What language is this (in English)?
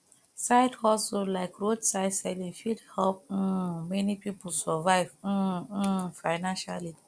Nigerian Pidgin